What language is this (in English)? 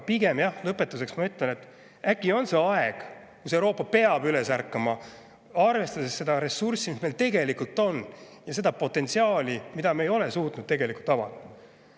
Estonian